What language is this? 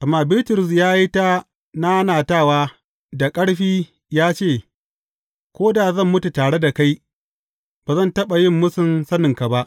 Hausa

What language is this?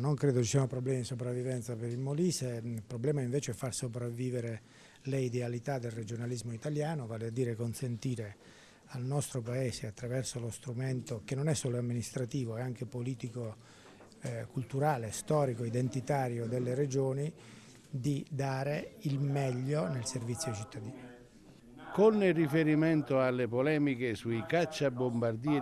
Italian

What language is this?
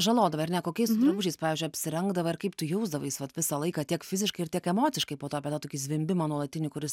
Lithuanian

